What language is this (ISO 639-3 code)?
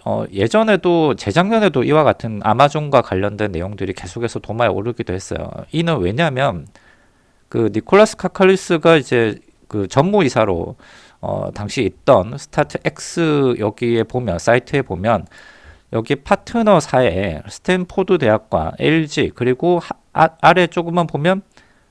kor